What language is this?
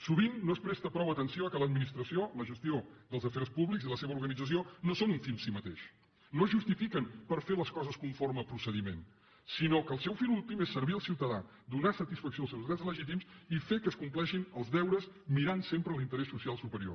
Catalan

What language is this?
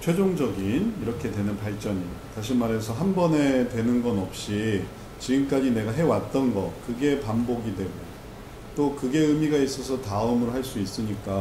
Korean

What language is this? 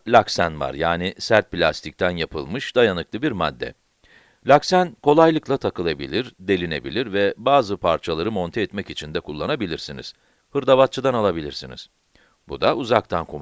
Turkish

